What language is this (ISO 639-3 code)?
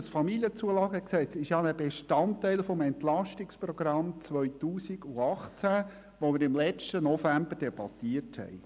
gsw